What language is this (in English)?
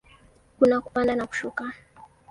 Swahili